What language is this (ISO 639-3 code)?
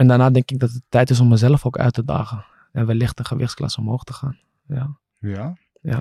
nld